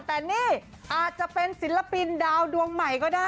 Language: Thai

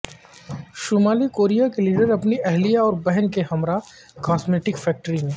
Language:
Urdu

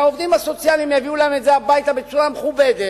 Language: Hebrew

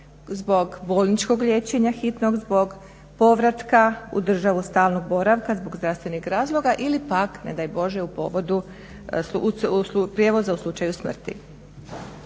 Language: Croatian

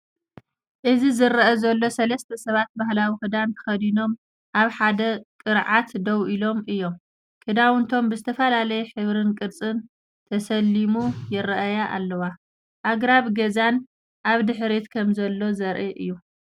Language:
Tigrinya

